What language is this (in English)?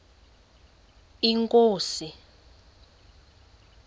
Xhosa